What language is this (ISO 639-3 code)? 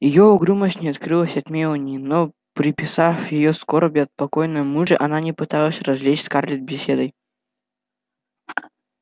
rus